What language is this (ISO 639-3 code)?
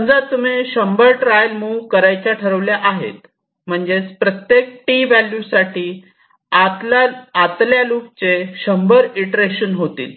mar